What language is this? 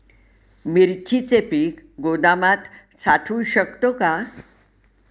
Marathi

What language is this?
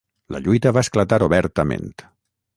Catalan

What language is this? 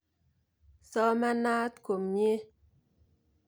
Kalenjin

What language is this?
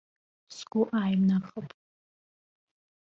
Abkhazian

